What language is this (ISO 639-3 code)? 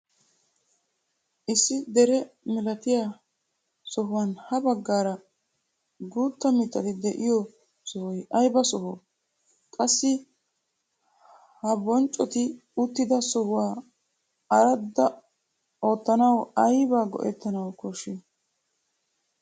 wal